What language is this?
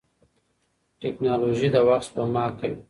Pashto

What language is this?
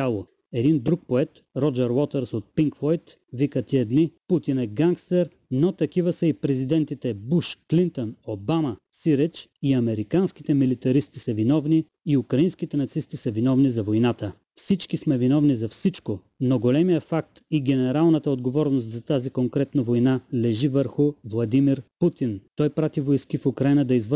Bulgarian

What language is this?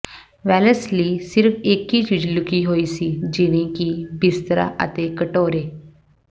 Punjabi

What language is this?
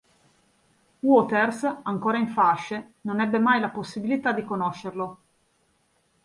Italian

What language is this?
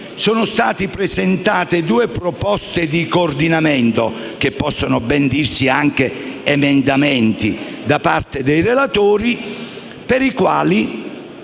Italian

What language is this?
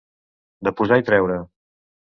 Catalan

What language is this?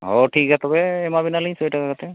Santali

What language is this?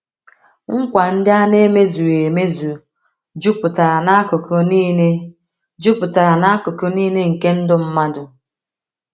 Igbo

